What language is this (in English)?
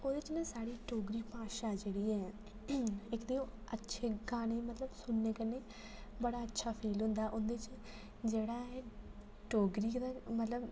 Dogri